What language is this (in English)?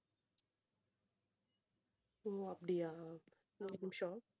Tamil